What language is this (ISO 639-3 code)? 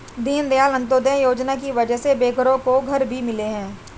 hin